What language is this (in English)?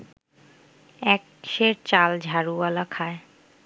Bangla